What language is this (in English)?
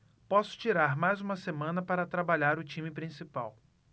Portuguese